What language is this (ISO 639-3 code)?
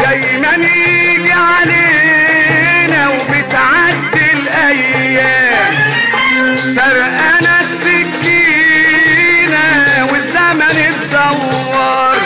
ara